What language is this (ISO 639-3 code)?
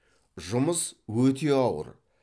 kaz